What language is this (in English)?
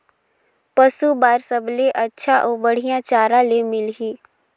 Chhattisgarhi